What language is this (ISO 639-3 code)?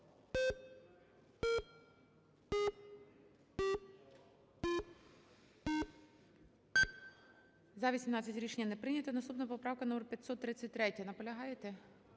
ukr